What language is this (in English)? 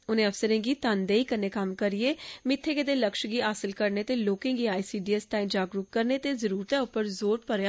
Dogri